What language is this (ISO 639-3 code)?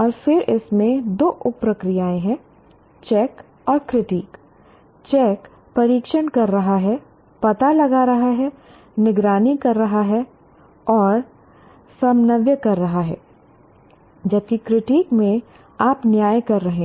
hin